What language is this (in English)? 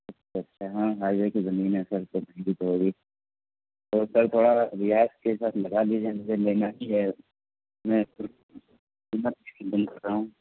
Urdu